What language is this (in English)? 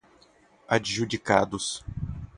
Portuguese